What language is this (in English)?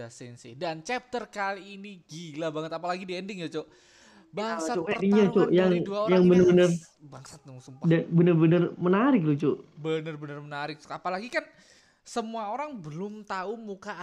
Indonesian